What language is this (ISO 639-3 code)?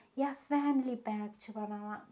kas